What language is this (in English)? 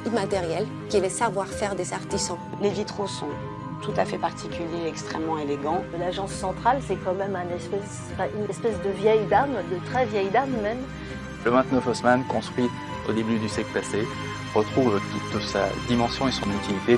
French